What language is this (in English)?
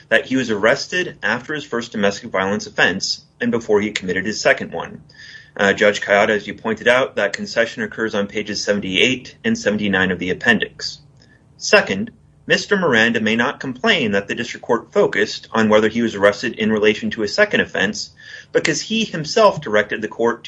English